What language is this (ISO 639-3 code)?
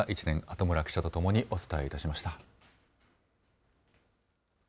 jpn